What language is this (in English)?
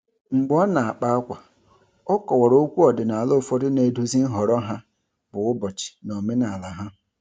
Igbo